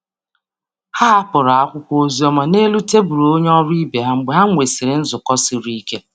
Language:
Igbo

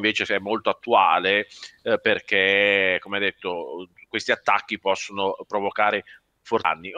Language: Italian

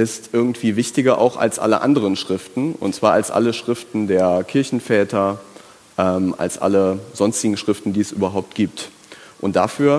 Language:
German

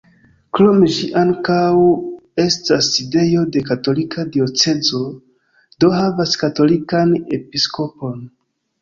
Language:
Esperanto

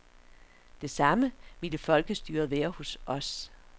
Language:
Danish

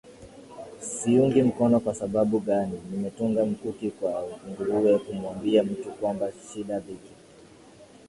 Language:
Swahili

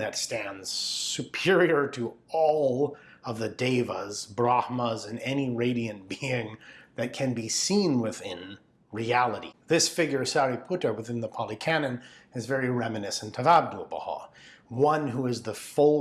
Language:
English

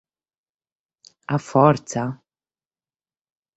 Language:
Sardinian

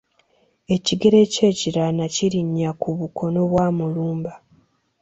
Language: Ganda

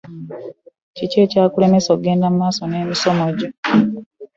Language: Ganda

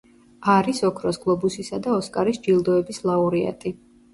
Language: Georgian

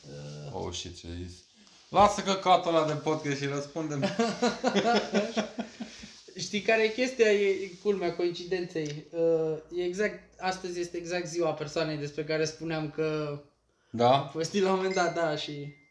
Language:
Romanian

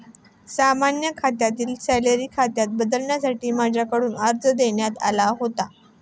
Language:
Marathi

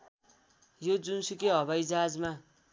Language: Nepali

